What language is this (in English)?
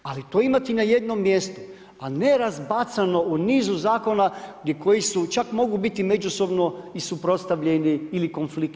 Croatian